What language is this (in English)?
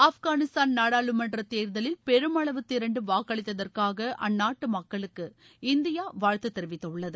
Tamil